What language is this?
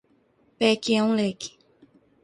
Portuguese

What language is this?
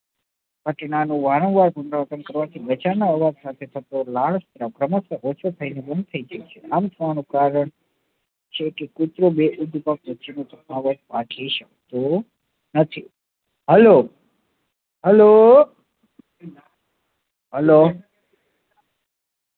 Gujarati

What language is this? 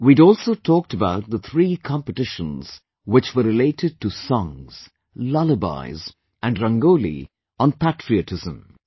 English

